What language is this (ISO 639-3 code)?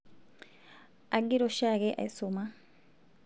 mas